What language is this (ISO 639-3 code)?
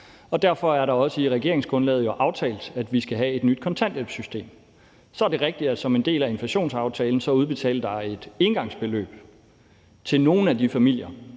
dan